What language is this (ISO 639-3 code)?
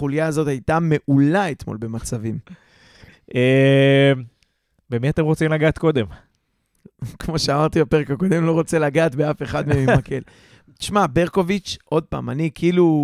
heb